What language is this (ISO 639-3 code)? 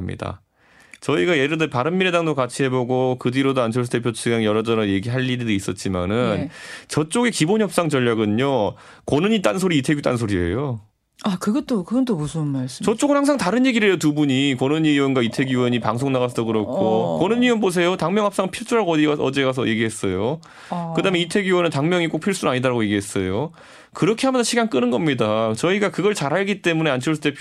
kor